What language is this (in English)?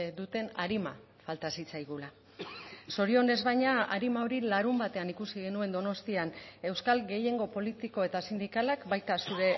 Basque